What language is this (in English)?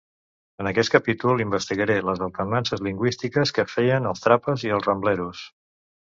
Catalan